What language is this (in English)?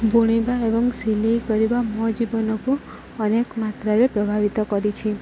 Odia